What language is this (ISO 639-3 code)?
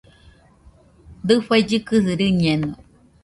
hux